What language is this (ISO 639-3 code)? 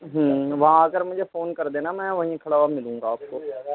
urd